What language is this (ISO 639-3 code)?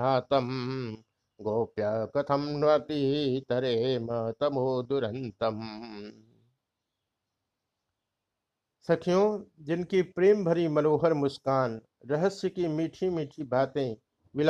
hin